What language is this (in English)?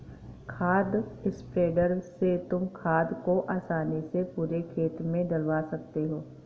Hindi